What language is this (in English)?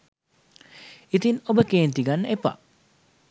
Sinhala